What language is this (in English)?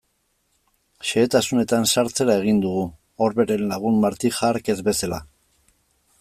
Basque